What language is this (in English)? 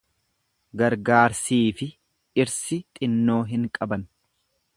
Oromo